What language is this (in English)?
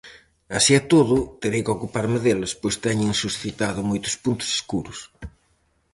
Galician